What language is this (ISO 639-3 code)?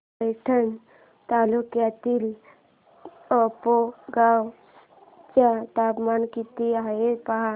mar